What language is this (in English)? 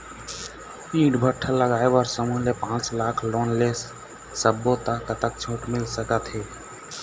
Chhattisgarhi